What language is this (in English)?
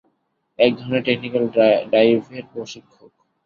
Bangla